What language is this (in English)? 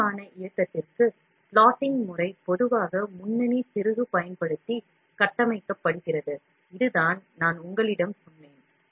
Tamil